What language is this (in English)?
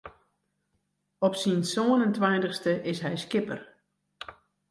Western Frisian